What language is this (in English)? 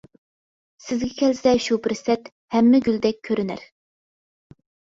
Uyghur